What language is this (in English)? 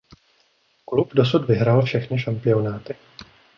Czech